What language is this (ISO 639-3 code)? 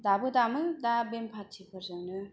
brx